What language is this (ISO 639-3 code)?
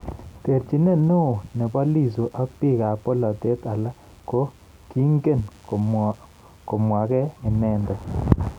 kln